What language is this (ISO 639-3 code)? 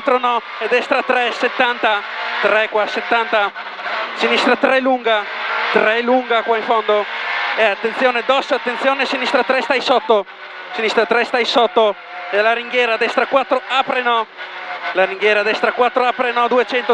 ita